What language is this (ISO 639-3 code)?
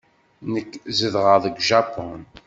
kab